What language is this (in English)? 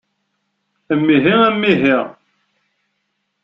Kabyle